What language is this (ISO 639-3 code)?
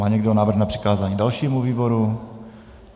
ces